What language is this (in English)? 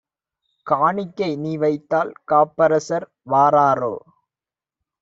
Tamil